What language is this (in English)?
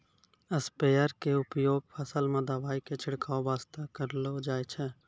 Maithili